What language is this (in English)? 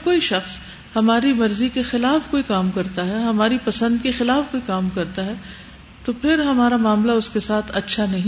Urdu